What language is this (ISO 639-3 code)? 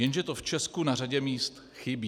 ces